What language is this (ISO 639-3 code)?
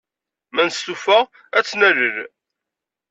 kab